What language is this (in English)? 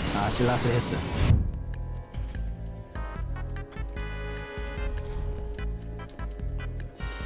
Korean